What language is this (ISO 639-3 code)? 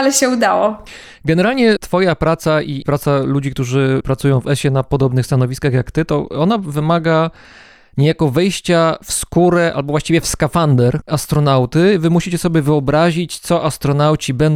pol